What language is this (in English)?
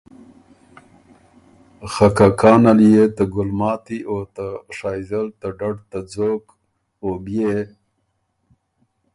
Ormuri